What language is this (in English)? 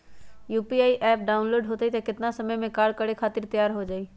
Magahi